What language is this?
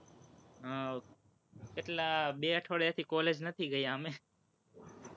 Gujarati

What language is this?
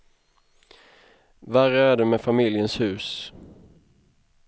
Swedish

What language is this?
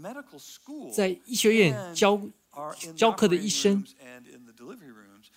Chinese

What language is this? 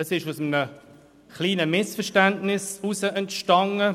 Swiss German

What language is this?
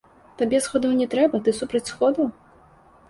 Belarusian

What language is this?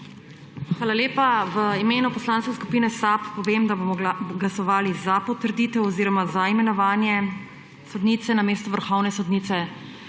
Slovenian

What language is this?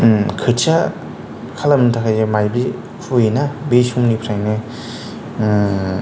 Bodo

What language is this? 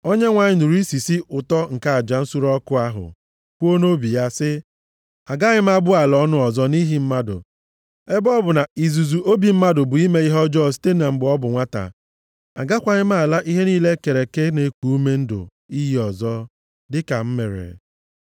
Igbo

